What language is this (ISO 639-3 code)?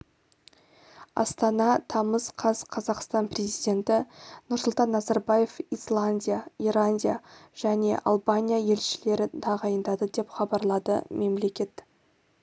kaz